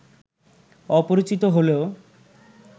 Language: Bangla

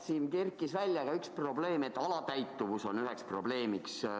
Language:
Estonian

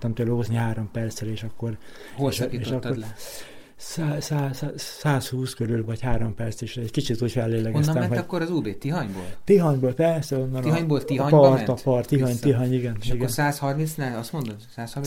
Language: Hungarian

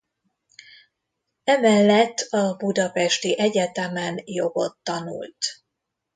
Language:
Hungarian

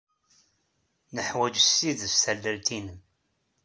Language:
Kabyle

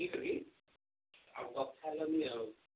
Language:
Odia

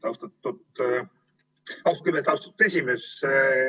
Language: Estonian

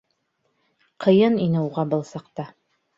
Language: Bashkir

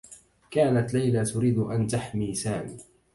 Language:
Arabic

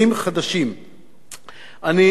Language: Hebrew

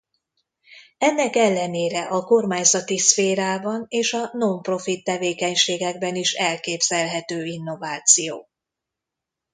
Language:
Hungarian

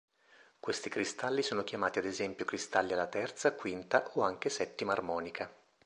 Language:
Italian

